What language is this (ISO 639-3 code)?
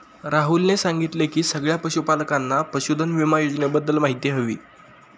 mar